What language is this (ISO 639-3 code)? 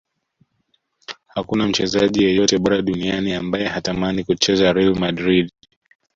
swa